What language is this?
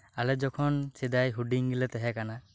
Santali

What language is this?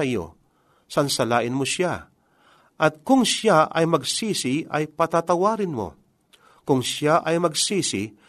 Filipino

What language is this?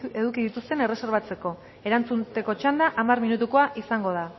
Basque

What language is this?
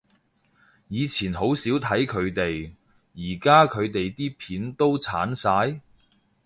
Cantonese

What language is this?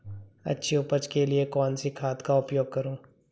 Hindi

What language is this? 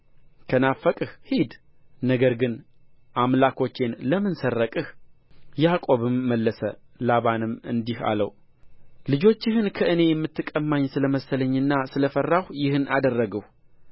Amharic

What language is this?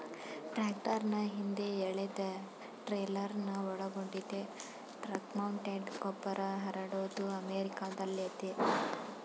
Kannada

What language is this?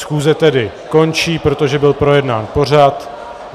Czech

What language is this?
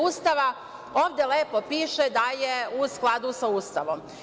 Serbian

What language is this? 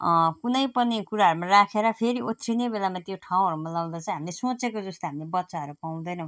Nepali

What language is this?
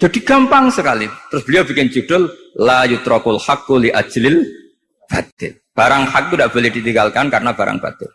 Indonesian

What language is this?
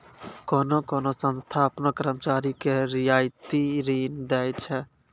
Maithili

